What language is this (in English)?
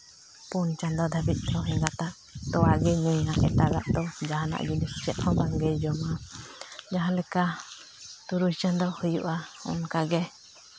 Santali